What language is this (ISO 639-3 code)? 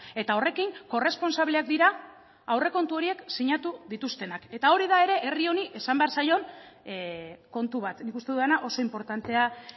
eus